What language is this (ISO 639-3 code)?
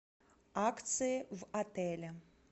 rus